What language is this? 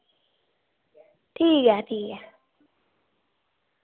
Dogri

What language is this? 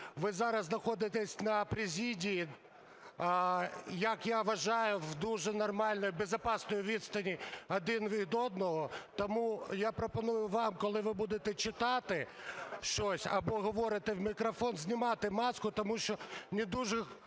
Ukrainian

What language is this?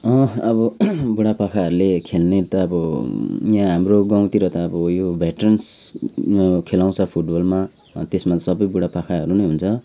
Nepali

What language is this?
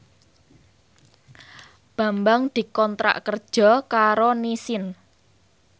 Javanese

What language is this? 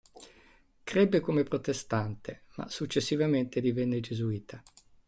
Italian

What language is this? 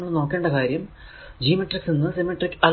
Malayalam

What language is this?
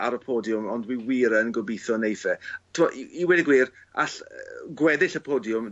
Welsh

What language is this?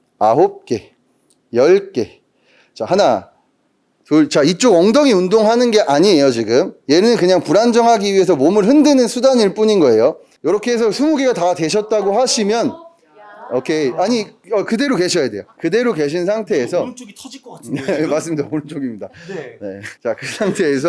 Korean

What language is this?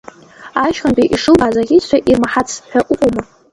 Abkhazian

